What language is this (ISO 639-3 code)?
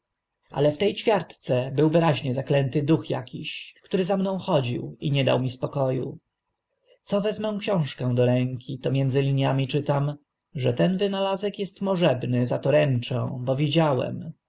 pol